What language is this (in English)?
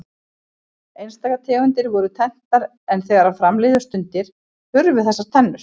Icelandic